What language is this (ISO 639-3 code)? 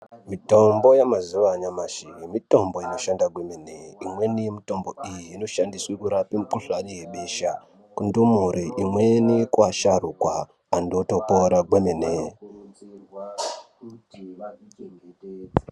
ndc